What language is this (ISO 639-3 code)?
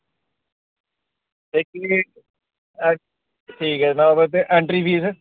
doi